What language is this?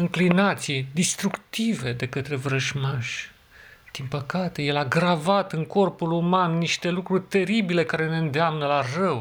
Romanian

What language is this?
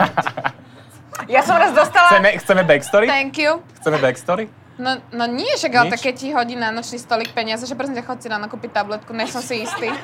Slovak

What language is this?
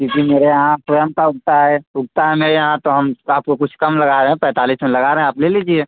Hindi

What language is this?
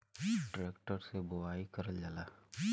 Bhojpuri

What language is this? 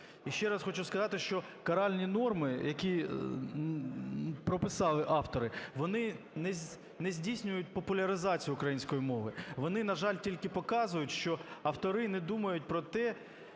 Ukrainian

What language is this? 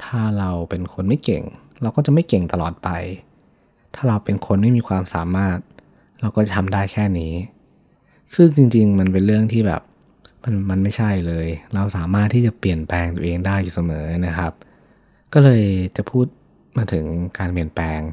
Thai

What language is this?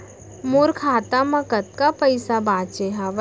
Chhattisgarhi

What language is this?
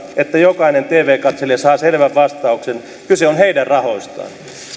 Finnish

